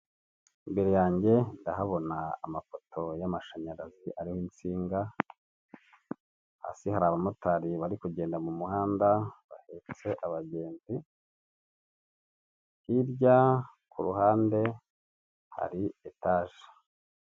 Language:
Kinyarwanda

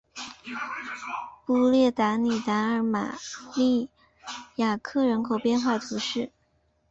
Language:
Chinese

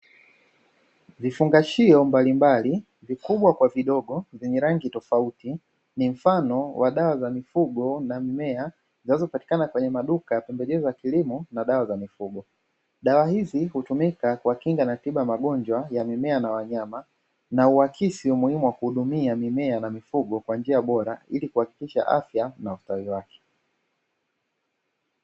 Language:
Swahili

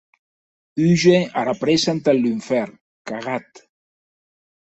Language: Occitan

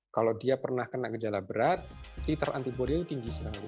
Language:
Indonesian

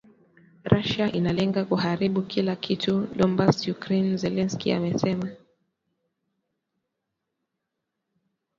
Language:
Swahili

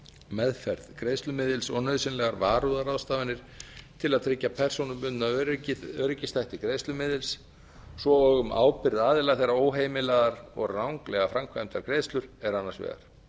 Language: Icelandic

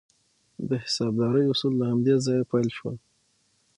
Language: Pashto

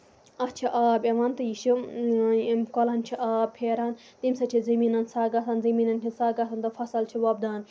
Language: Kashmiri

